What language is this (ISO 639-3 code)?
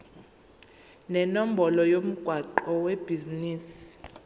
zul